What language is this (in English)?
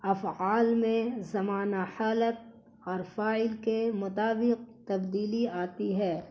Urdu